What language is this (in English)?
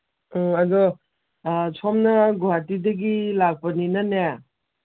Manipuri